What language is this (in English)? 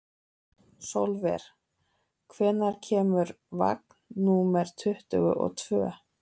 Icelandic